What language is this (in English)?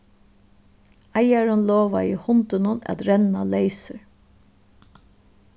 Faroese